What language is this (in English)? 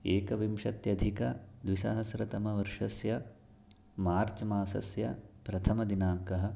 Sanskrit